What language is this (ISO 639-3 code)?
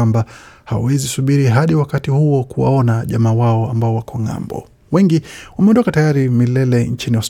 swa